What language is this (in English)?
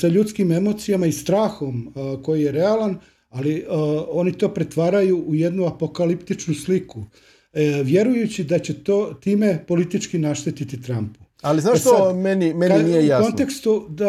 Croatian